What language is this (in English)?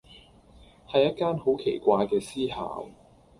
Cantonese